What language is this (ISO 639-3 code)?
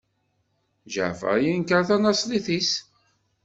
kab